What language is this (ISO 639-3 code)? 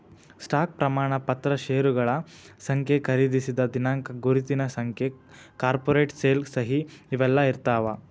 kan